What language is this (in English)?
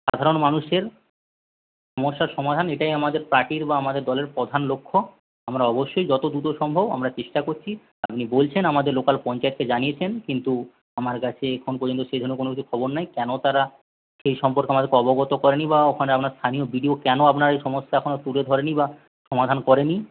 Bangla